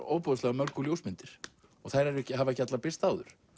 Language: Icelandic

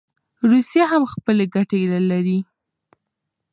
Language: Pashto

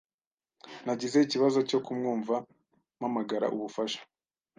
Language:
Kinyarwanda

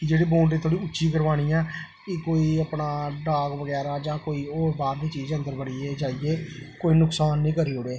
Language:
Dogri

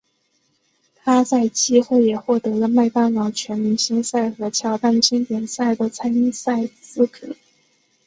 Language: Chinese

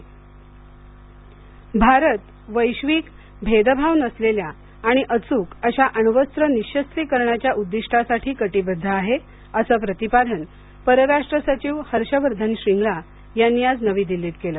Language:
Marathi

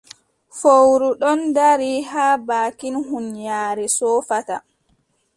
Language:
Adamawa Fulfulde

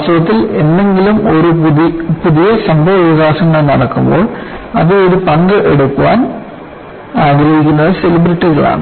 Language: Malayalam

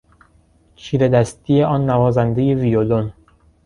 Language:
Persian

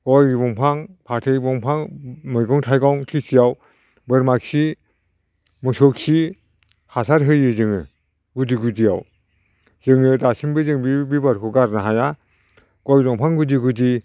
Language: Bodo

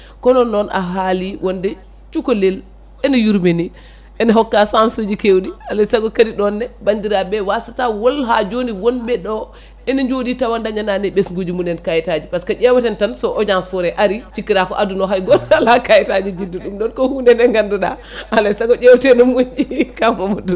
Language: Fula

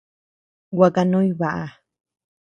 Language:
Tepeuxila Cuicatec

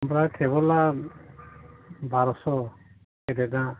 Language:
Bodo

